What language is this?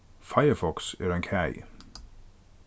Faroese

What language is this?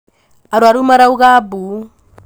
Kikuyu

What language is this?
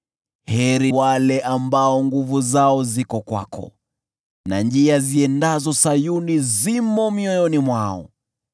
Swahili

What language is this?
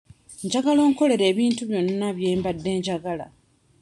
Ganda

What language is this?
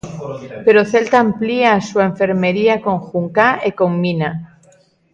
Galician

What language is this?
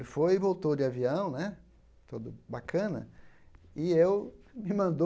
Portuguese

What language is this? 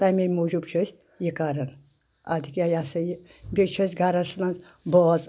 Kashmiri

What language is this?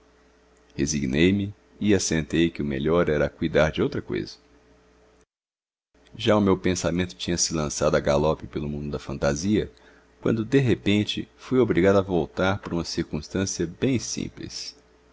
Portuguese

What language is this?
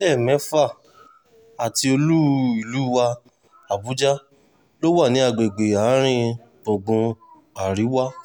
Yoruba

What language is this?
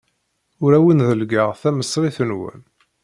Kabyle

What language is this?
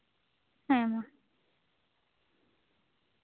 Santali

